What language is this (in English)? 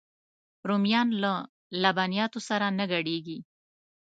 Pashto